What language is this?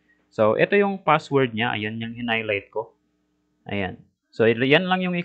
Filipino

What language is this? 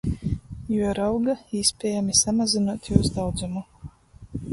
Latgalian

